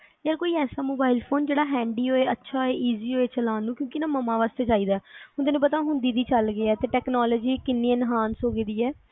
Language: Punjabi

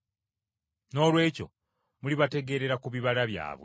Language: Ganda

